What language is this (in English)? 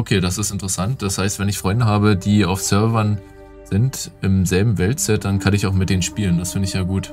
German